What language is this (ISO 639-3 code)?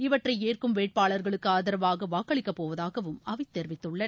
tam